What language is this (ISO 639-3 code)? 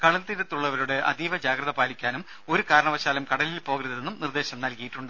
mal